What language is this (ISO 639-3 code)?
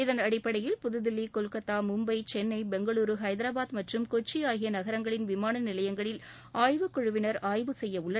tam